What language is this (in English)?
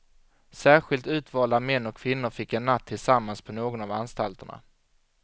Swedish